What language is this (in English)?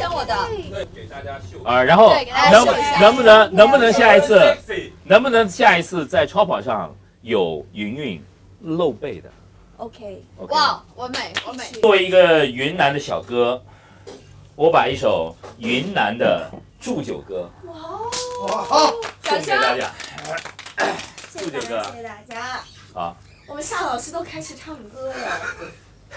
Chinese